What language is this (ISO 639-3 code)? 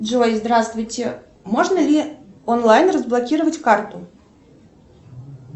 rus